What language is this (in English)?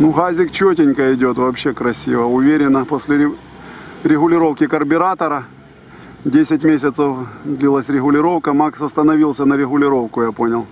Russian